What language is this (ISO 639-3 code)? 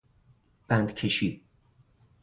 fas